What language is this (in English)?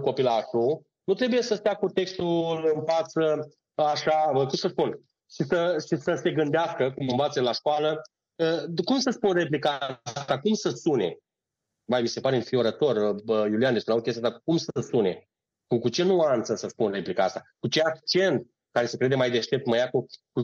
Romanian